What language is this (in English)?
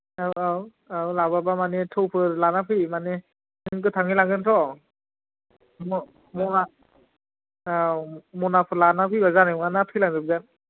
Bodo